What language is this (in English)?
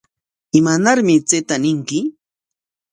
Corongo Ancash Quechua